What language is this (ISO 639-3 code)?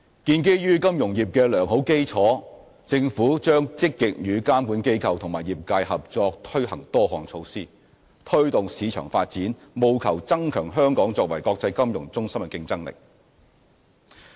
yue